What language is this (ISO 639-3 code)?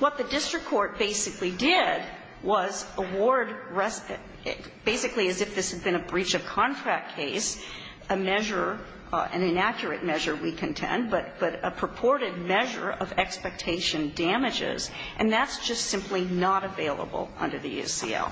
eng